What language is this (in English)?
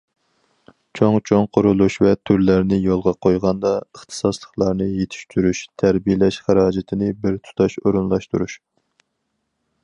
Uyghur